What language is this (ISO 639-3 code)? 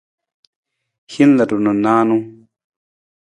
nmz